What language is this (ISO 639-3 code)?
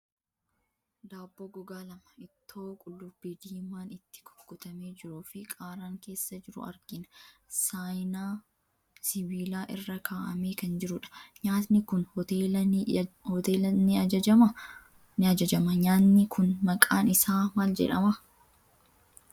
orm